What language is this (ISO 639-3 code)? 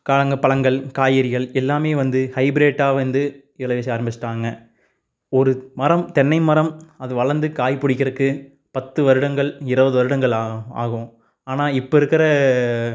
tam